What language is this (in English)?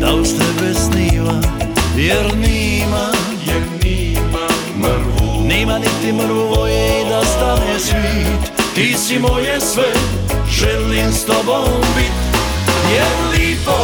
Croatian